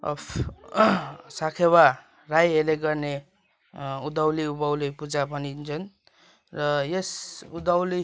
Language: Nepali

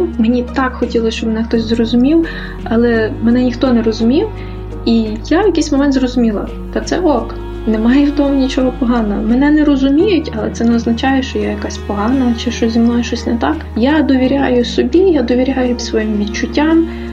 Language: Ukrainian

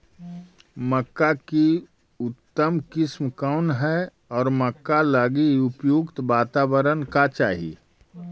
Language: Magahi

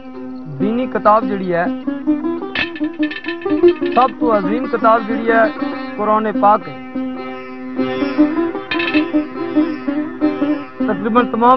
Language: Arabic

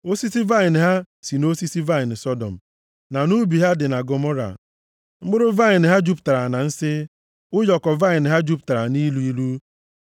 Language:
Igbo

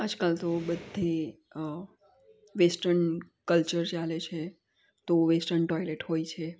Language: Gujarati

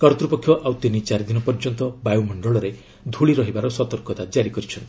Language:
Odia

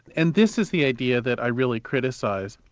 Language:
English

